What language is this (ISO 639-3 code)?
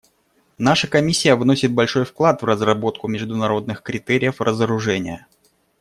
rus